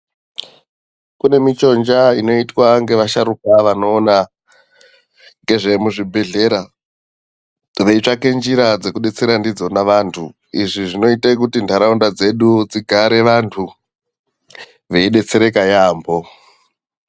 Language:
Ndau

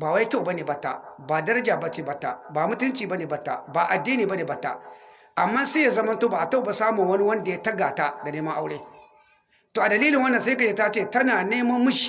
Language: Hausa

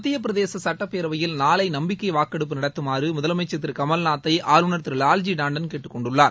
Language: Tamil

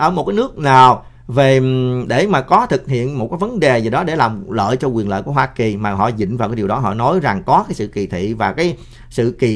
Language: Vietnamese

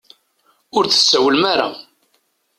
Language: Kabyle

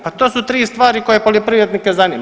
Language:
Croatian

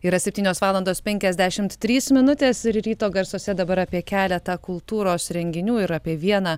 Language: Lithuanian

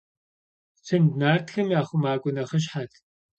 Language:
Kabardian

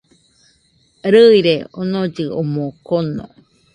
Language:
Nüpode Huitoto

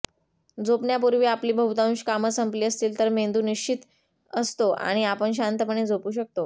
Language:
Marathi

